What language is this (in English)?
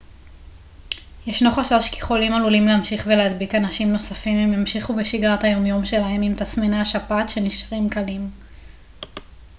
Hebrew